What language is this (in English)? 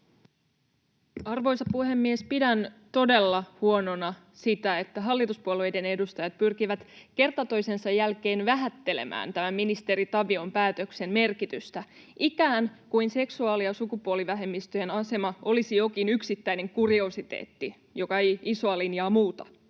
Finnish